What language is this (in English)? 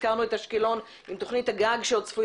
Hebrew